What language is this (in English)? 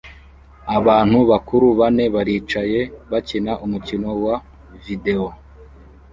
Kinyarwanda